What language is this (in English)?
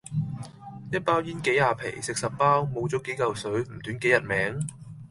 Cantonese